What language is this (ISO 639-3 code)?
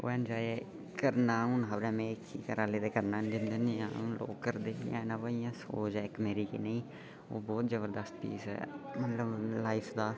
doi